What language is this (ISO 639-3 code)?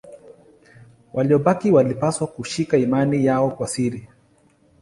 swa